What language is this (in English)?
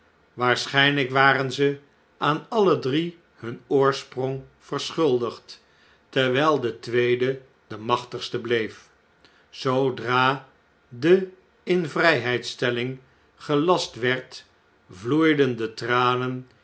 Dutch